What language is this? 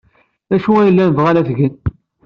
Kabyle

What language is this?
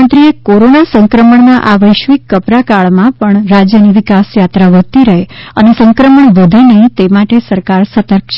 Gujarati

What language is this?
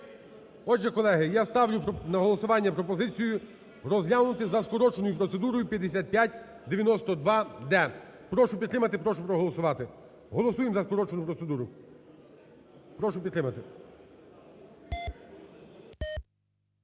Ukrainian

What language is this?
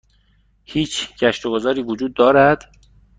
Persian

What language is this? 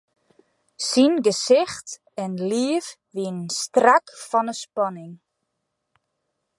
Western Frisian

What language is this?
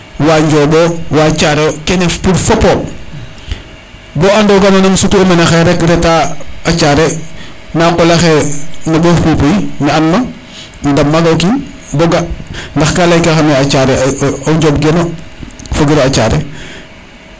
Serer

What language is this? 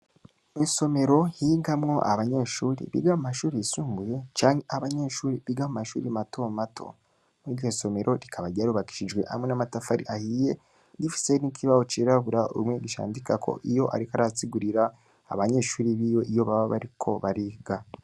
Rundi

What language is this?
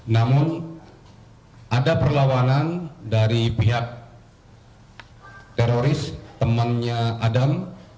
Indonesian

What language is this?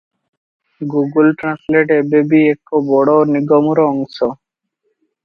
Odia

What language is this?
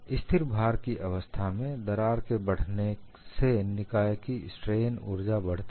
Hindi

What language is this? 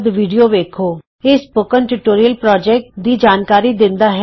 Punjabi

